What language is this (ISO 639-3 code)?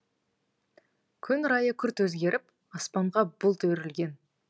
kaz